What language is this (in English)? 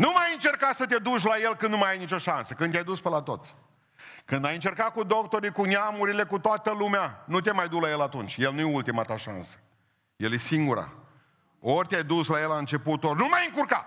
Romanian